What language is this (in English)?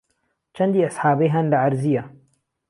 Central Kurdish